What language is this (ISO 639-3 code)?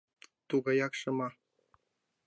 chm